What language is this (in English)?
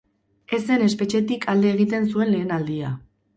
Basque